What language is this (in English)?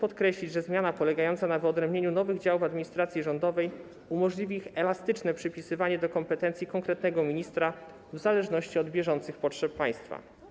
Polish